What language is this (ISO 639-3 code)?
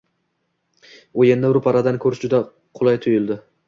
uzb